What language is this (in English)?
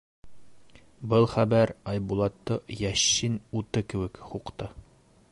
Bashkir